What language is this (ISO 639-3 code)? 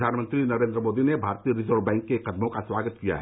hin